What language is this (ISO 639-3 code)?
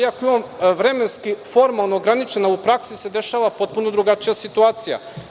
srp